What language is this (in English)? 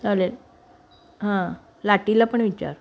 Marathi